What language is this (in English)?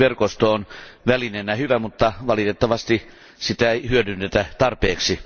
Finnish